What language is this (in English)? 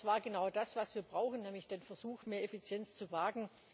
German